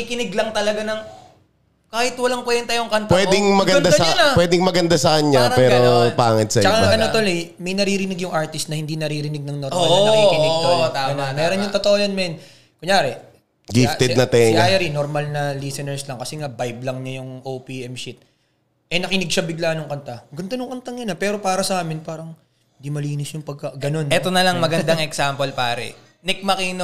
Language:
Filipino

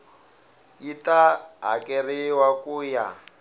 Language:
Tsonga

